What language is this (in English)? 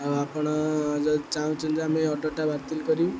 Odia